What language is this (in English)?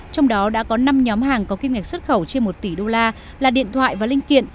Vietnamese